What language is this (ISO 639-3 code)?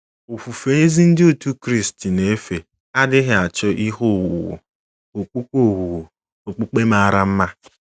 ibo